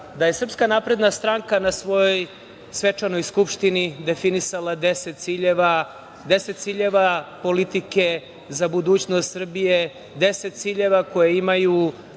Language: Serbian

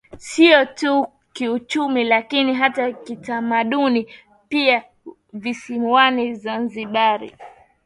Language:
Swahili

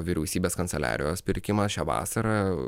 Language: Lithuanian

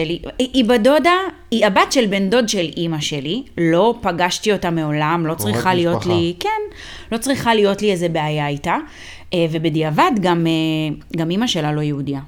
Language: Hebrew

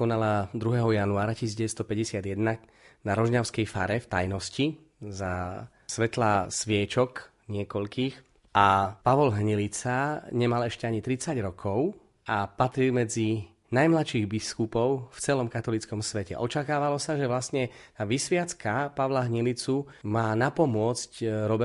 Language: Slovak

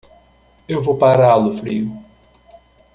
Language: Portuguese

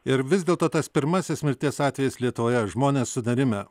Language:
Lithuanian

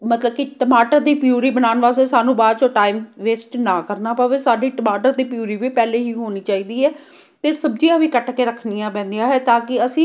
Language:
Punjabi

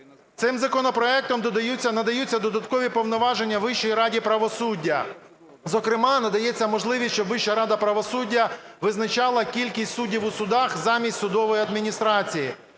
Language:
Ukrainian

